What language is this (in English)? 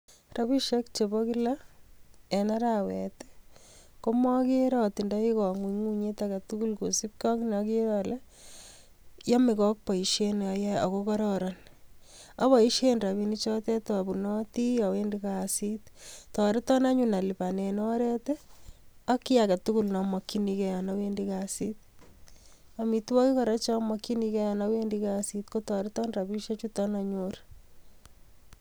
Kalenjin